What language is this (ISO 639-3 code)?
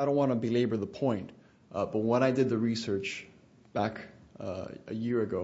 eng